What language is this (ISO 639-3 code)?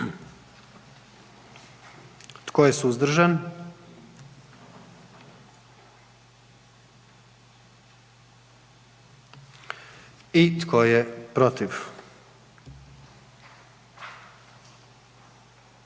hrv